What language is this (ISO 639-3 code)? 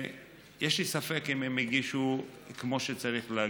heb